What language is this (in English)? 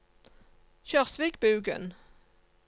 Norwegian